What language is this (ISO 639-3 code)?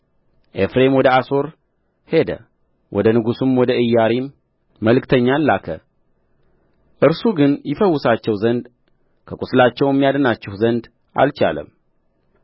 amh